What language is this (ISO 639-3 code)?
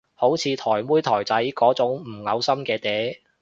yue